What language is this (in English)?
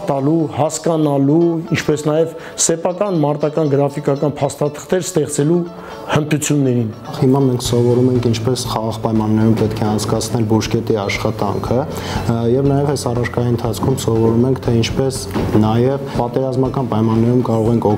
Romanian